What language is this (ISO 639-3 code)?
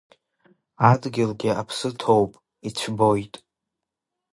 abk